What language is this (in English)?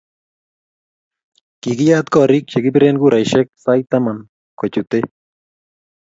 Kalenjin